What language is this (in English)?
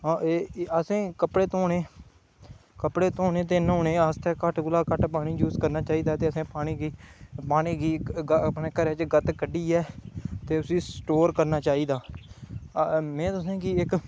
Dogri